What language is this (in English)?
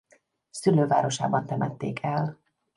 Hungarian